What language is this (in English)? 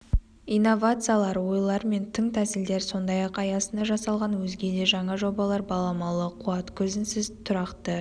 Kazakh